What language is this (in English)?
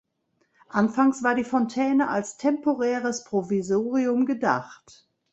German